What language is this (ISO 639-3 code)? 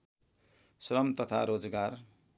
nep